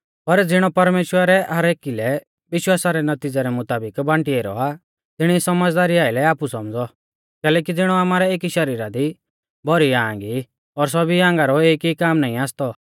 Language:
Mahasu Pahari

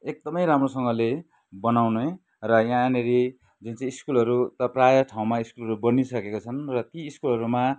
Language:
Nepali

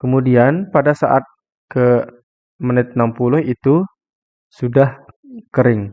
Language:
Indonesian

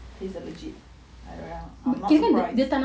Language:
English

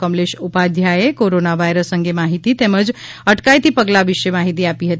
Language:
Gujarati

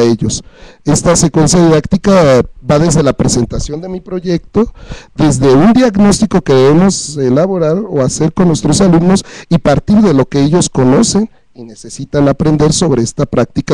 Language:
Spanish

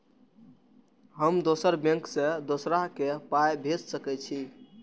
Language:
Maithili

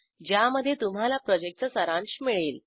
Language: Marathi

